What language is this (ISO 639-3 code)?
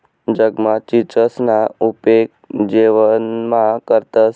mar